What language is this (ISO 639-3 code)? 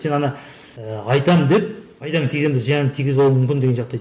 kaz